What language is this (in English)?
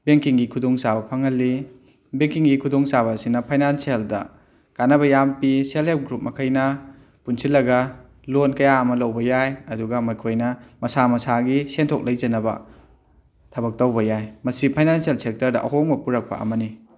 Manipuri